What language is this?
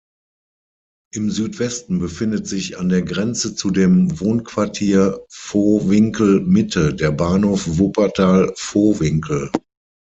German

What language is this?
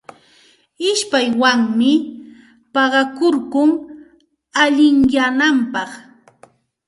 Santa Ana de Tusi Pasco Quechua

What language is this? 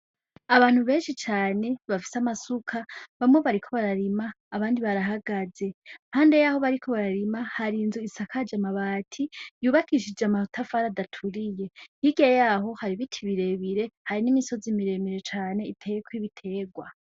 Rundi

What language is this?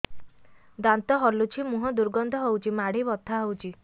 Odia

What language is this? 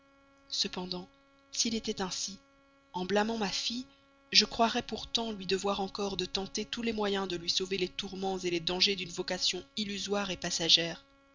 French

